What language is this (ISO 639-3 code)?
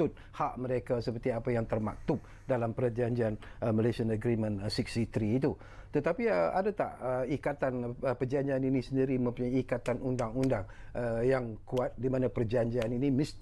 msa